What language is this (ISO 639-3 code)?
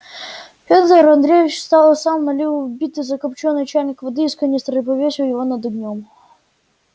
rus